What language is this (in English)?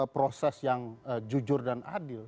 Indonesian